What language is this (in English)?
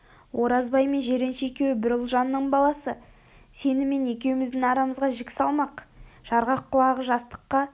Kazakh